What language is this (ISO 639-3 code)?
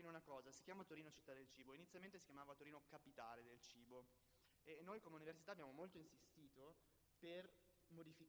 ita